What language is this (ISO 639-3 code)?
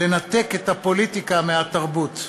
heb